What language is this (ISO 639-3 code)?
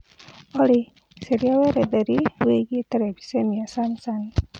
kik